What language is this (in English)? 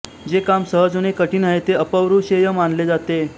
Marathi